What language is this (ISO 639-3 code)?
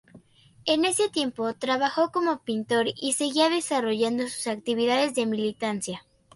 spa